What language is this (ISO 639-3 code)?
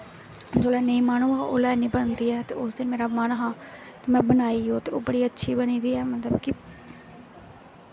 doi